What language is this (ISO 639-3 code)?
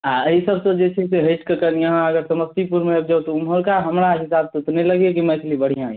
mai